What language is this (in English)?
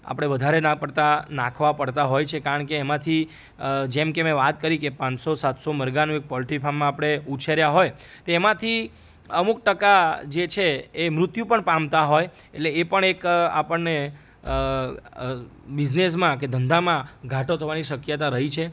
Gujarati